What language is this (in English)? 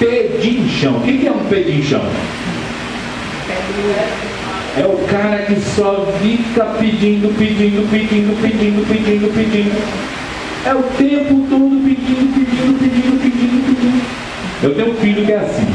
Portuguese